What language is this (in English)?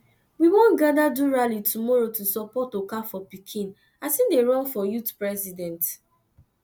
Nigerian Pidgin